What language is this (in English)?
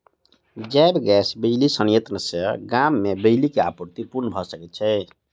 Maithili